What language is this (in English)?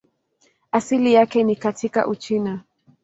Swahili